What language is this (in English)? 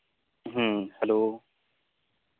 Santali